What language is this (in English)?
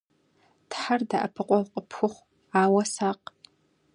Kabardian